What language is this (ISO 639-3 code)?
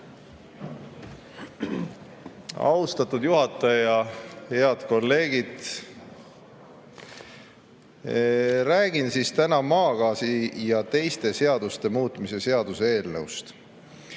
est